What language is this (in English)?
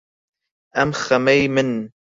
Central Kurdish